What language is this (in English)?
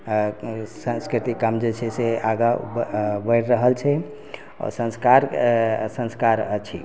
Maithili